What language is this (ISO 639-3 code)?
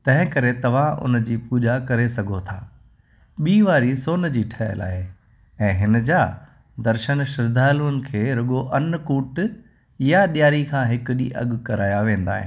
snd